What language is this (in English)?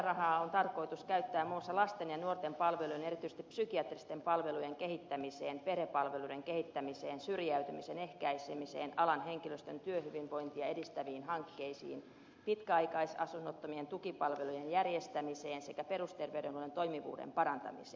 Finnish